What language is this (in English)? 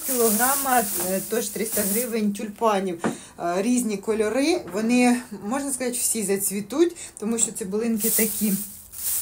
Ukrainian